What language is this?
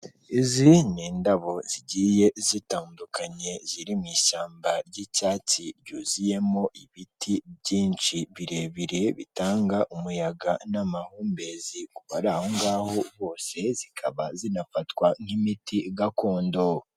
Kinyarwanda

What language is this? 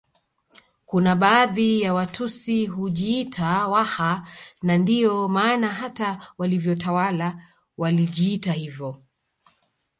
Swahili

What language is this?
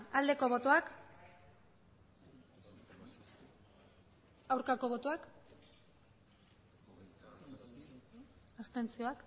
Basque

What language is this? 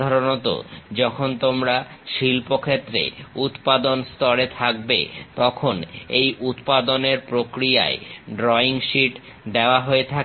Bangla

